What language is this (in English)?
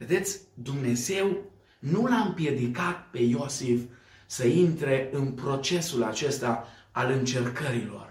Romanian